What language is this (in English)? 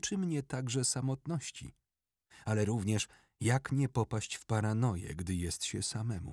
Polish